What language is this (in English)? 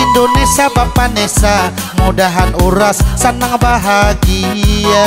Indonesian